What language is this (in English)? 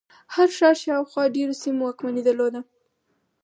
Pashto